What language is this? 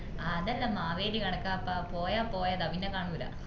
Malayalam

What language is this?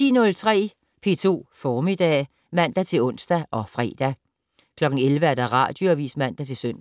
Danish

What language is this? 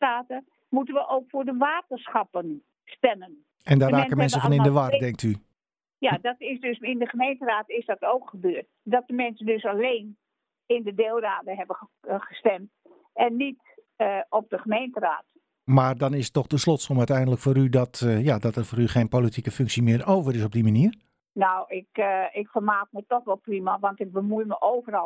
Dutch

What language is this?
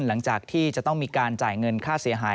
Thai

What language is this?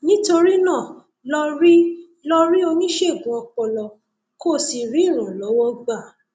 Yoruba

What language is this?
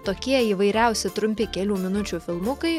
Lithuanian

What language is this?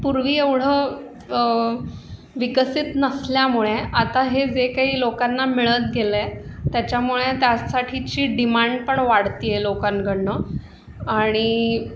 Marathi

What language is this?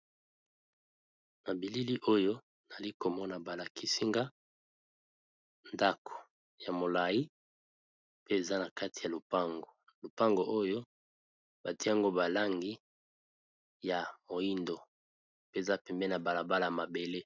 Lingala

